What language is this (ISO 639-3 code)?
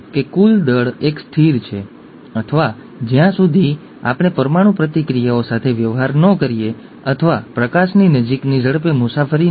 guj